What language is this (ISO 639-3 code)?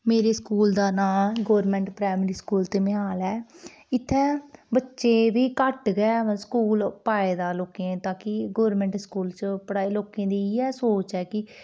doi